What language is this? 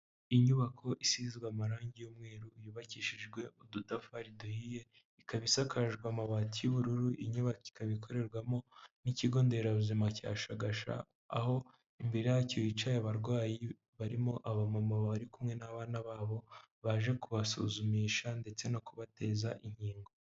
Kinyarwanda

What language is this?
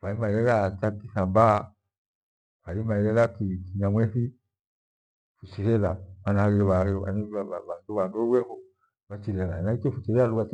Gweno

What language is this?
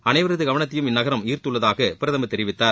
Tamil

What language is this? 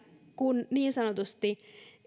Finnish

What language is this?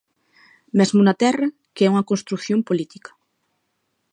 Galician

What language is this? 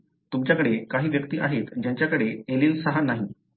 Marathi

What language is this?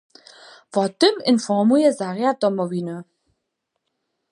Upper Sorbian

